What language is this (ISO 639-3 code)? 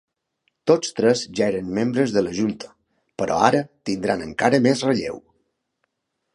cat